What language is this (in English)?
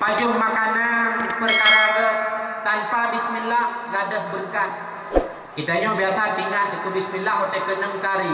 Malay